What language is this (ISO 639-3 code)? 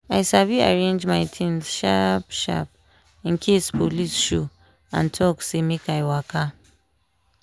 pcm